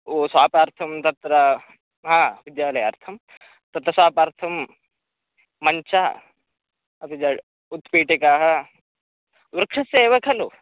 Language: Sanskrit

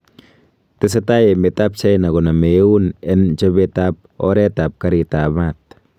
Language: Kalenjin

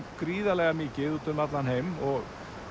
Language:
Icelandic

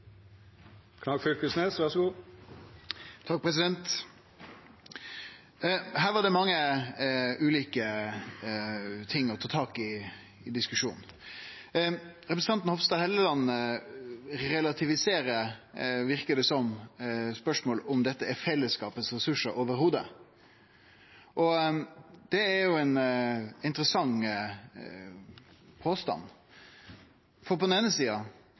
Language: Norwegian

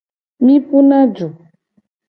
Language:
Gen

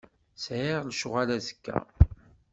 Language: Kabyle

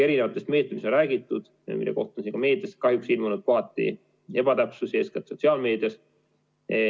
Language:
Estonian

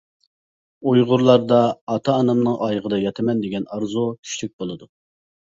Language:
Uyghur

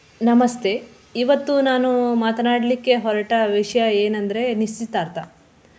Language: Kannada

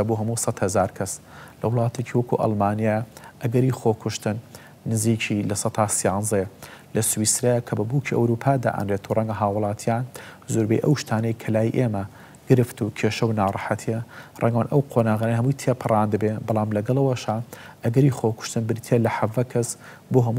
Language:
Dutch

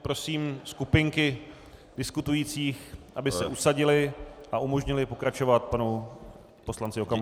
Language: Czech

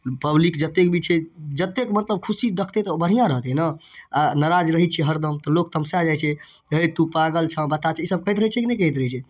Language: Maithili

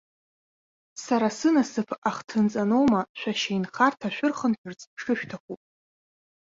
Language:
Abkhazian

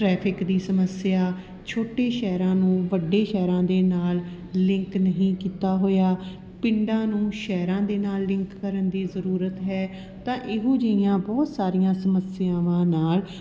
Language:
Punjabi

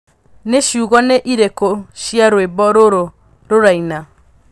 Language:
Kikuyu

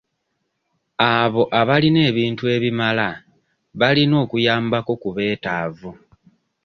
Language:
Ganda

